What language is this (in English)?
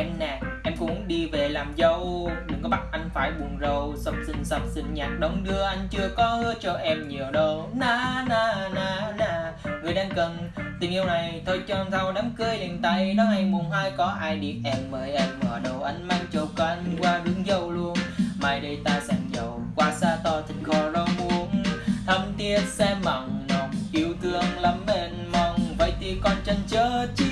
Vietnamese